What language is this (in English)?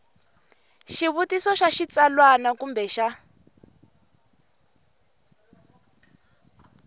Tsonga